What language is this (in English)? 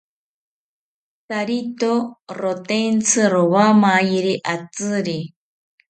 South Ucayali Ashéninka